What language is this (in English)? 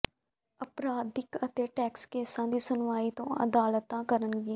Punjabi